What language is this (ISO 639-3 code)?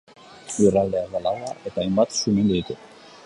eus